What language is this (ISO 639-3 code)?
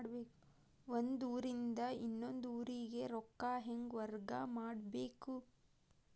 kan